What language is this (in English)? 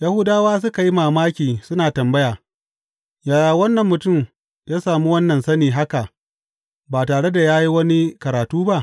Hausa